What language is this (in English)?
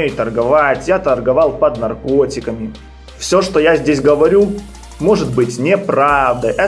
Russian